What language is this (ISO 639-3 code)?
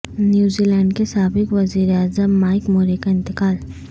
urd